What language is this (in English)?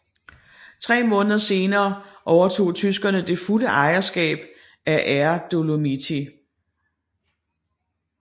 Danish